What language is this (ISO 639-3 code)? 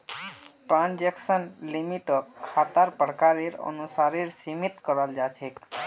mag